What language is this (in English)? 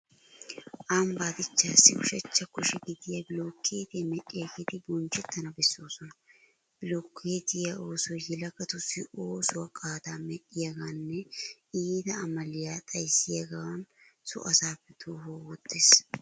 Wolaytta